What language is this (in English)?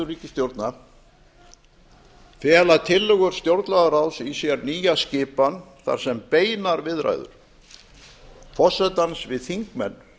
Icelandic